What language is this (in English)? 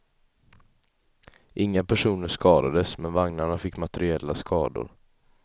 Swedish